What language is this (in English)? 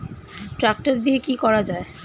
Bangla